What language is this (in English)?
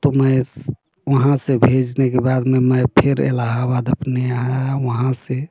Hindi